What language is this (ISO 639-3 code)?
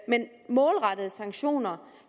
dan